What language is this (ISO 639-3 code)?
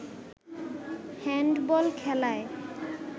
ben